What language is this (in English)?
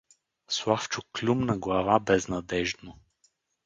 Bulgarian